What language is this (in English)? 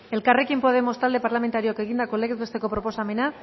Basque